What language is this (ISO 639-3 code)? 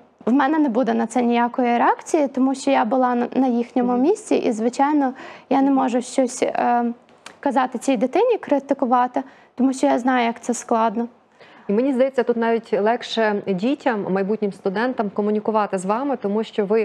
ukr